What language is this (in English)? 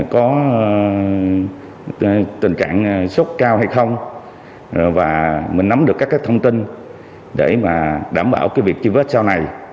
Vietnamese